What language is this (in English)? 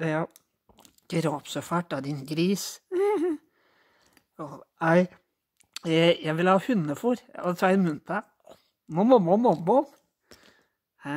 Norwegian